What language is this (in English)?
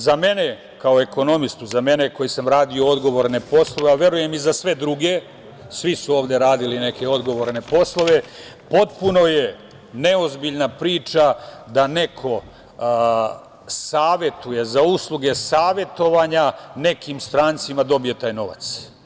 Serbian